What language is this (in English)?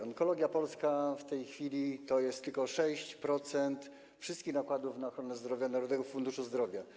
Polish